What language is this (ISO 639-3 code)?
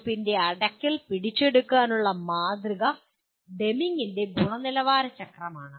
mal